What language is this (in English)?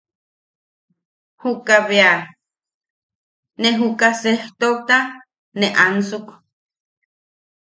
Yaqui